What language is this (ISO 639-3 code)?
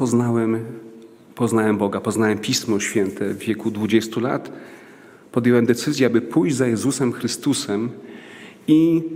pol